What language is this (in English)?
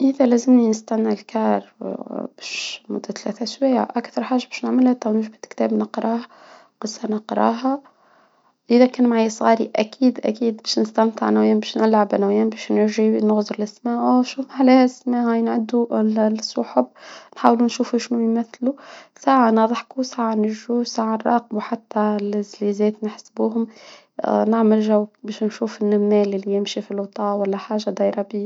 Tunisian Arabic